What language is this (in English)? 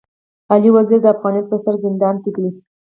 Pashto